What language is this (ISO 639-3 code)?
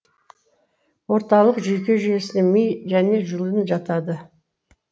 kaz